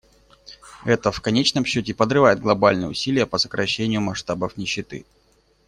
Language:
Russian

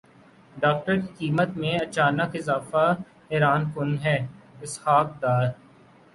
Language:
Urdu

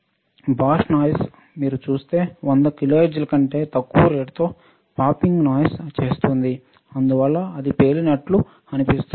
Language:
Telugu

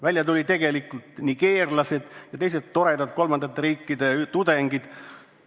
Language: Estonian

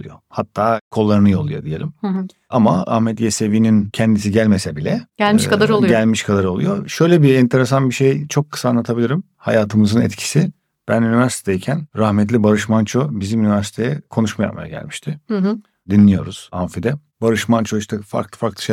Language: Turkish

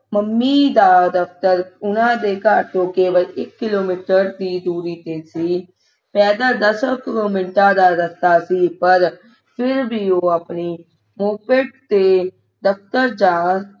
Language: Punjabi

